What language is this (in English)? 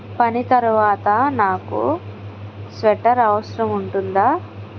Telugu